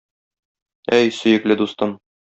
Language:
Tatar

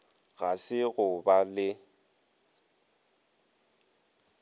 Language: Northern Sotho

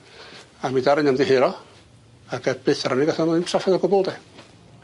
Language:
Welsh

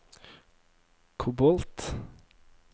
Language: Norwegian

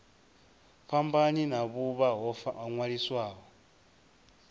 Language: Venda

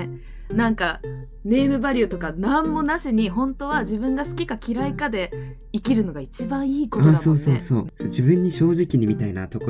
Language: Japanese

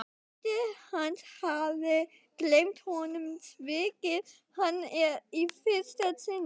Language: Icelandic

